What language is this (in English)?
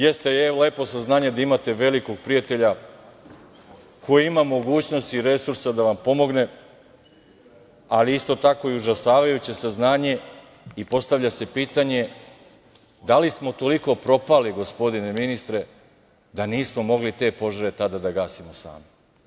Serbian